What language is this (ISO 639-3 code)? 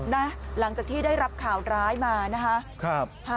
tha